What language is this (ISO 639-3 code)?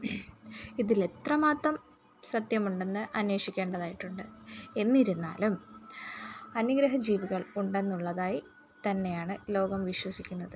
mal